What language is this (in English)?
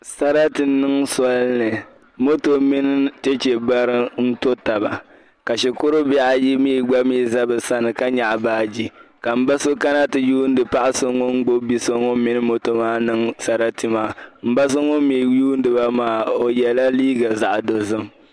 Dagbani